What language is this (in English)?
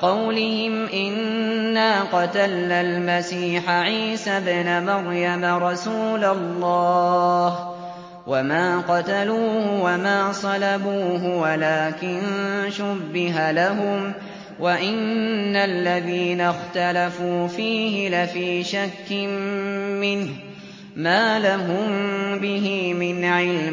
Arabic